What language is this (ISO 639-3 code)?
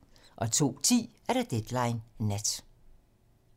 dan